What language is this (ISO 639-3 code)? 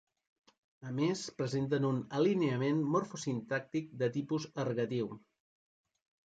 cat